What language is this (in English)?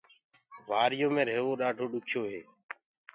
Gurgula